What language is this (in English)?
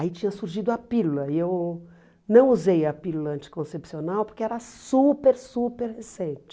Portuguese